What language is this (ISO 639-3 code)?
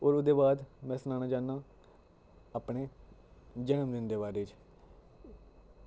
doi